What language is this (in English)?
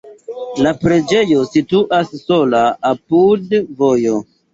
Esperanto